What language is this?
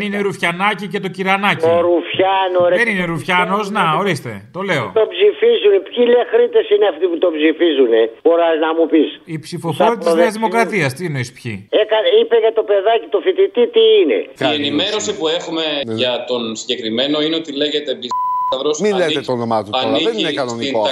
Greek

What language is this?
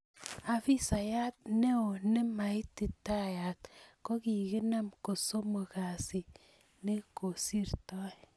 Kalenjin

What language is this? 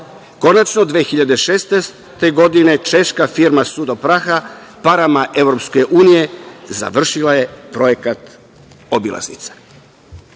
Serbian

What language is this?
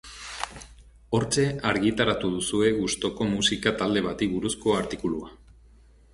Basque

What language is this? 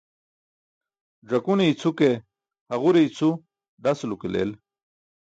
Burushaski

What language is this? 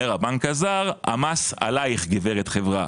Hebrew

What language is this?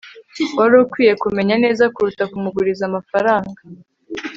Kinyarwanda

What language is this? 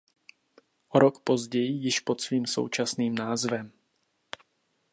Czech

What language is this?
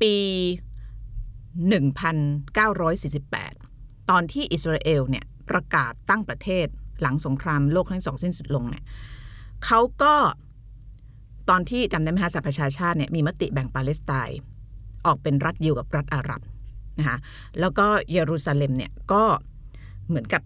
Thai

